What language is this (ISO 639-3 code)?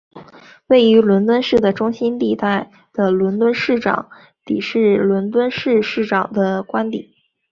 zho